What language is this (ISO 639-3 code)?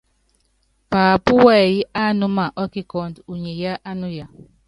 yav